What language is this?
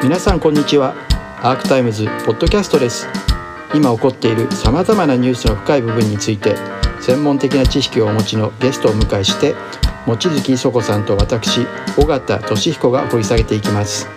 Japanese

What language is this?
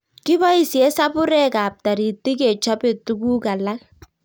Kalenjin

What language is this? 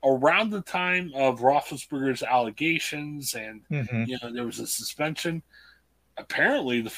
English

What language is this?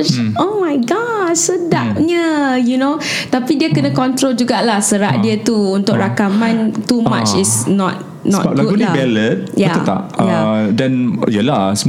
Malay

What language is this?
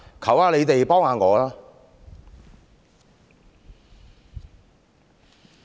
Cantonese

